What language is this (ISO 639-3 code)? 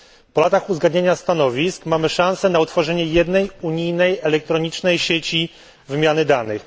pol